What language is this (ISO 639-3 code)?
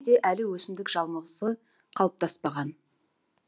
kaz